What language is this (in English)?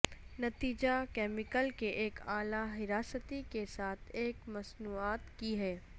Urdu